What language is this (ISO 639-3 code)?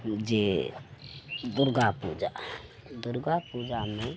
mai